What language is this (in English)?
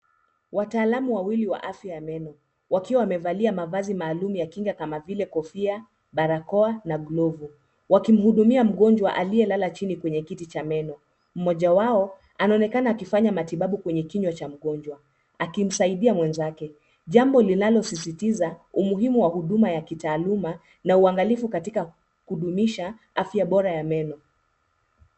Swahili